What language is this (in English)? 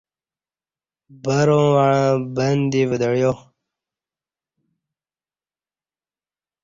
Kati